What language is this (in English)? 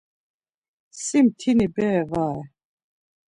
Laz